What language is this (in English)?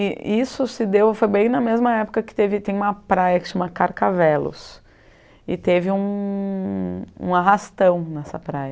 Portuguese